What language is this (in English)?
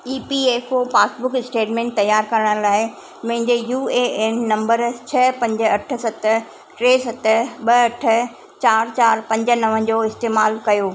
Sindhi